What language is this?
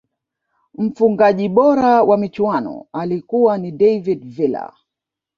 Swahili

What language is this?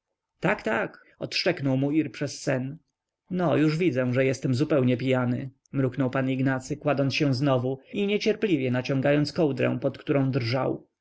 Polish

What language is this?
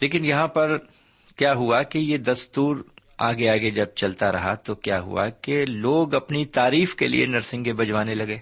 Urdu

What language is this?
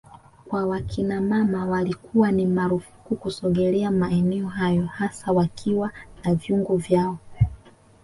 Swahili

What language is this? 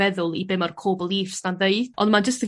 Welsh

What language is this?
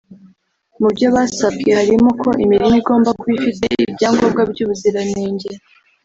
Kinyarwanda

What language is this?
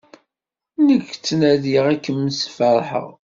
Kabyle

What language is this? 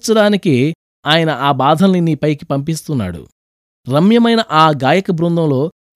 Telugu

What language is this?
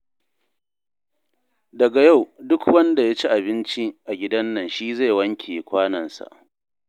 Hausa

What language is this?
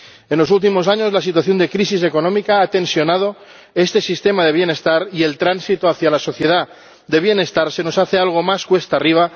Spanish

